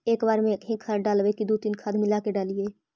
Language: Magahi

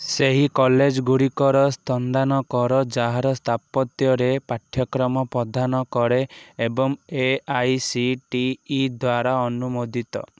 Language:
Odia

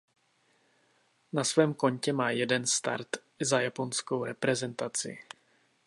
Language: Czech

